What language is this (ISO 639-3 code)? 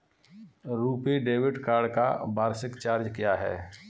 hin